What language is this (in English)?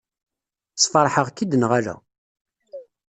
Kabyle